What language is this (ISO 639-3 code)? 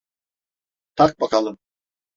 tur